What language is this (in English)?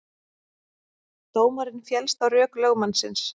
Icelandic